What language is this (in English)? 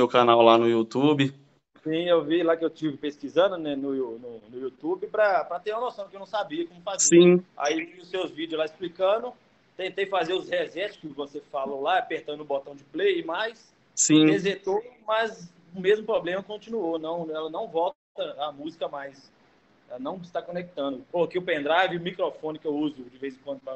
Portuguese